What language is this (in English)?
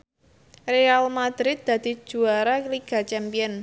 Javanese